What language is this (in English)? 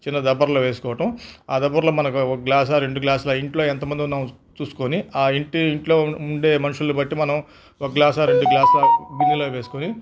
Telugu